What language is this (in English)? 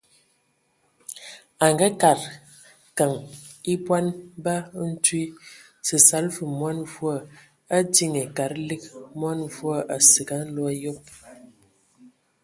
Ewondo